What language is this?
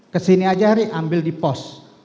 Indonesian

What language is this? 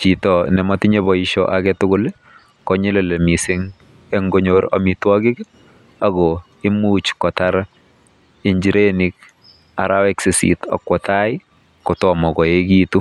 Kalenjin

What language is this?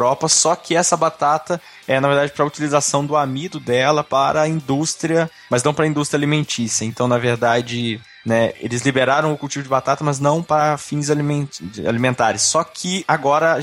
Portuguese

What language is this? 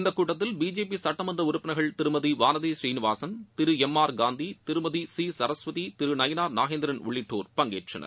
Tamil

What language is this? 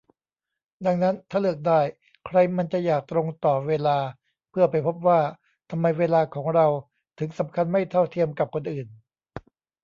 Thai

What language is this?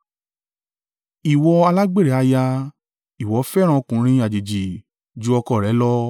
Yoruba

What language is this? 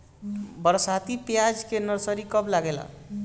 Bhojpuri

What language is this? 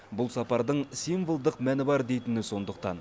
Kazakh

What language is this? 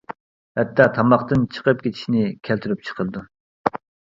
Uyghur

